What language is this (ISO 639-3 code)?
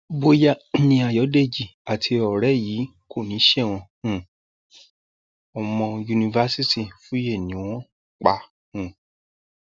yor